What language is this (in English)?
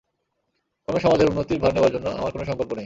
Bangla